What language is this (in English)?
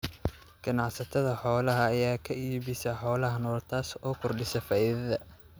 Somali